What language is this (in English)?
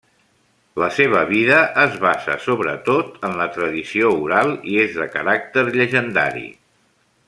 Catalan